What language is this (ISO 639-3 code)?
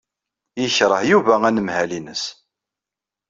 kab